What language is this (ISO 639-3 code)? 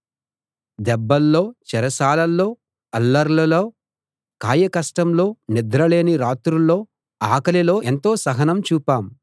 tel